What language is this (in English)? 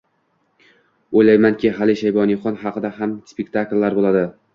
Uzbek